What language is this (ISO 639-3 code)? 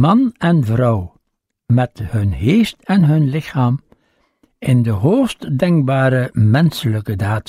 nld